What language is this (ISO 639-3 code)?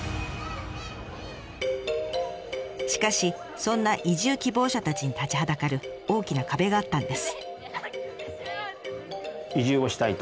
jpn